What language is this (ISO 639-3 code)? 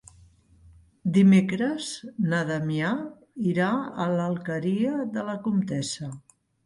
cat